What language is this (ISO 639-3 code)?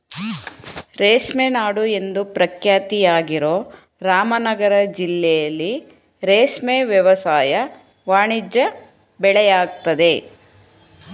kan